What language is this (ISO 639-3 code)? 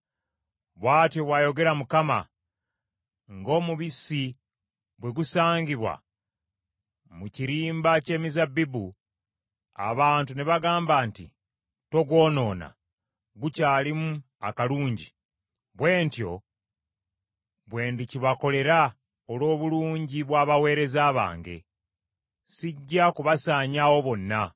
lug